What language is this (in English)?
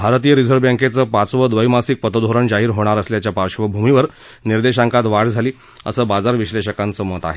Marathi